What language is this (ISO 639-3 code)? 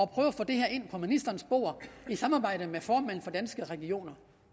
dan